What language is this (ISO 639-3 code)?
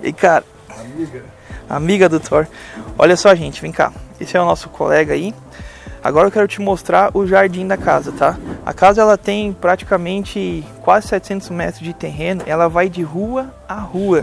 por